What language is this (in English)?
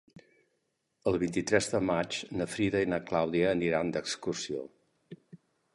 Catalan